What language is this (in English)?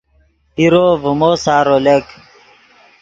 Yidgha